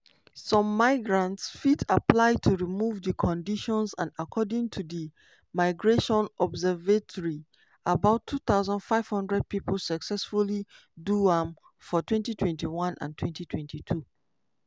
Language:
Nigerian Pidgin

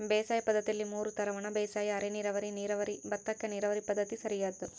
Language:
Kannada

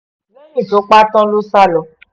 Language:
Yoruba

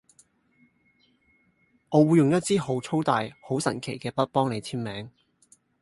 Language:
Cantonese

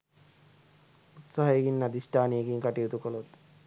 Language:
Sinhala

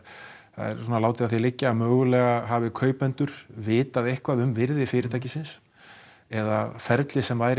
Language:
Icelandic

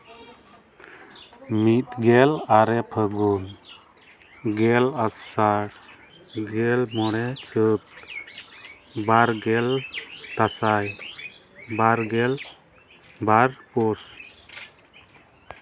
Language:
Santali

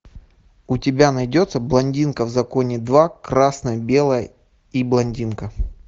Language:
Russian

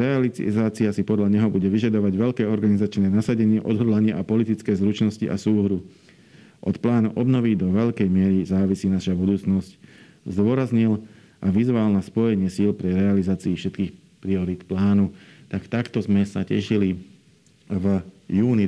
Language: Slovak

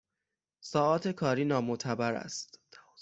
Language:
Persian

